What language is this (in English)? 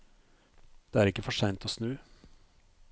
Norwegian